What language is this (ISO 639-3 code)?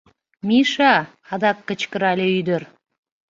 chm